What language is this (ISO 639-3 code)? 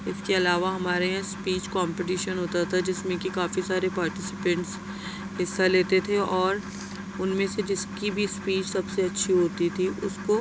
urd